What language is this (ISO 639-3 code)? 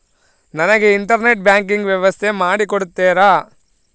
kan